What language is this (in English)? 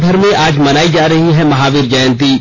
Hindi